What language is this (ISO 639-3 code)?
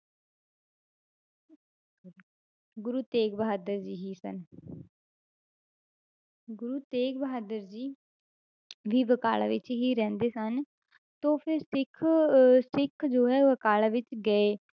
pan